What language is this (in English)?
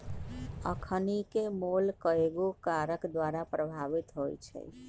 Magahi